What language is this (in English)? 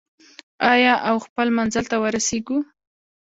Pashto